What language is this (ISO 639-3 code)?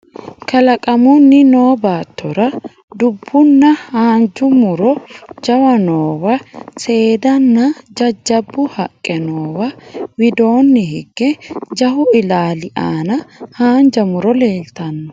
sid